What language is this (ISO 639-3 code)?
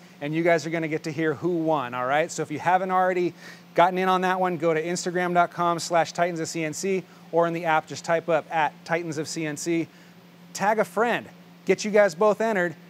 eng